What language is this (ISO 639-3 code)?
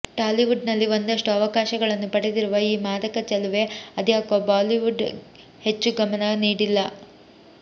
kan